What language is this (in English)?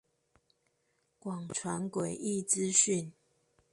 Chinese